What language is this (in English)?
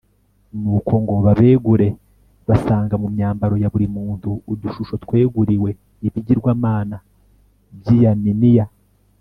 Kinyarwanda